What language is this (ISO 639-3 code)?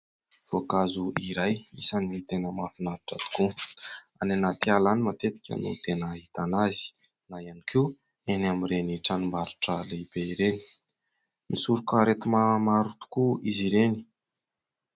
mlg